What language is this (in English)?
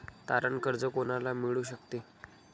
Marathi